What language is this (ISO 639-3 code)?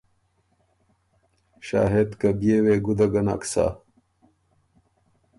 oru